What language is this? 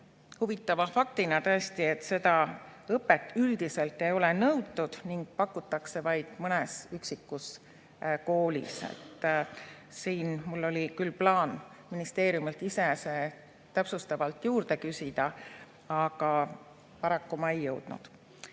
Estonian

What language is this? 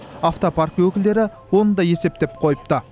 Kazakh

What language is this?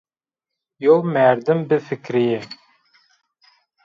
Zaza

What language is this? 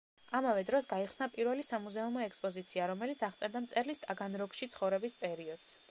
Georgian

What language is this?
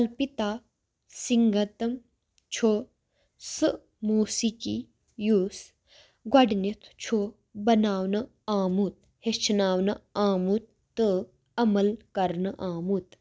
Kashmiri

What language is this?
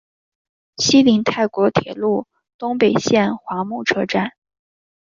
Chinese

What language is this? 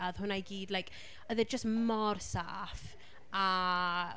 Welsh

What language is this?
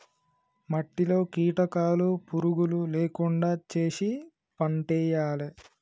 Telugu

